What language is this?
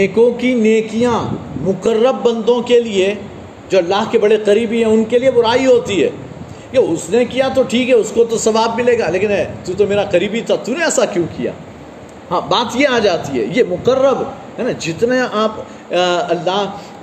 Urdu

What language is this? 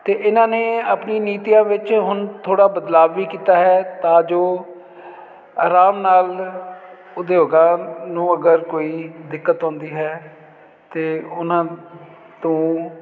Punjabi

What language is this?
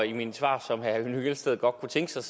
Danish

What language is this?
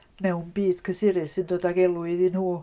Welsh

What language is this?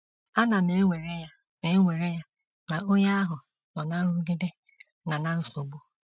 Igbo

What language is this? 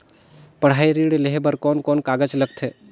Chhattisgarhi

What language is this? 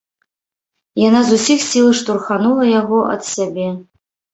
Belarusian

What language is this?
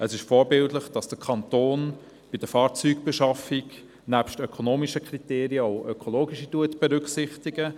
Swiss German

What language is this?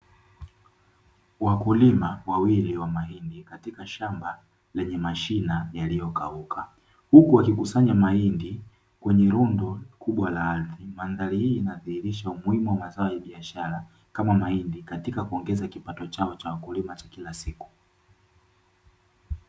Swahili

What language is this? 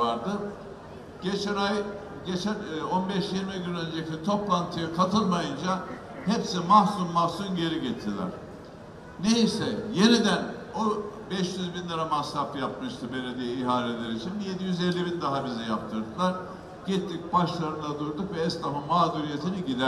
Turkish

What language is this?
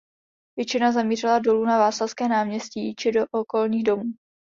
Czech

